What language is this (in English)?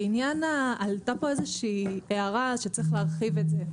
Hebrew